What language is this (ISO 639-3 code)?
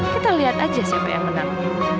ind